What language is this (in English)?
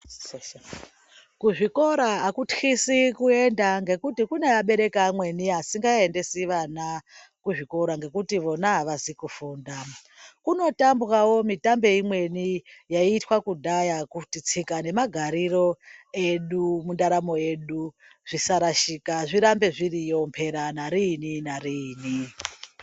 Ndau